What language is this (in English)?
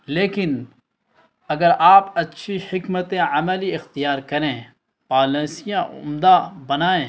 Urdu